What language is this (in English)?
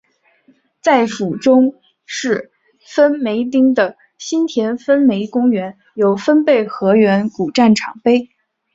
Chinese